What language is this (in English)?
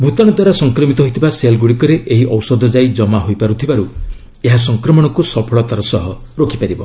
Odia